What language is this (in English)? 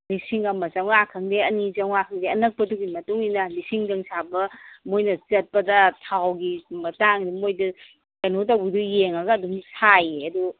Manipuri